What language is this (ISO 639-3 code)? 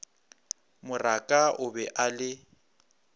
nso